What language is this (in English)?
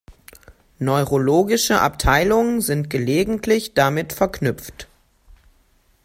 German